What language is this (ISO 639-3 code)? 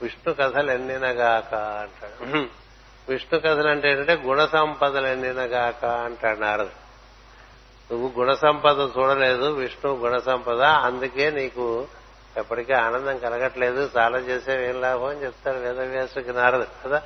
tel